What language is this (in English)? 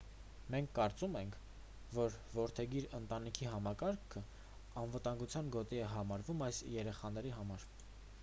Armenian